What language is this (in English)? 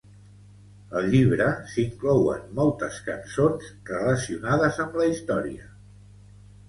Catalan